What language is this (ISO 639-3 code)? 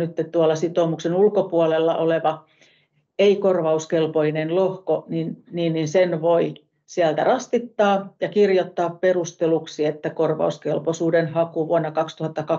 fin